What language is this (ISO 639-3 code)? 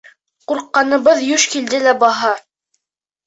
bak